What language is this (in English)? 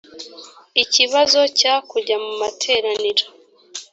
Kinyarwanda